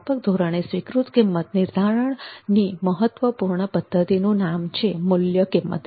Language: Gujarati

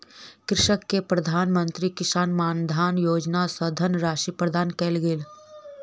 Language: Maithili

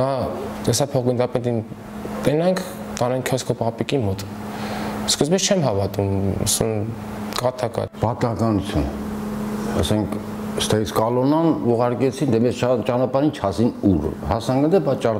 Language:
Romanian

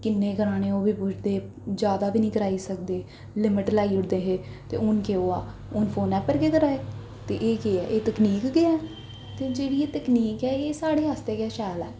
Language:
Dogri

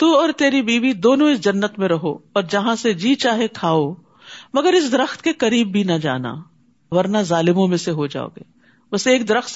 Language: Urdu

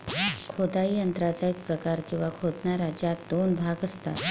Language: Marathi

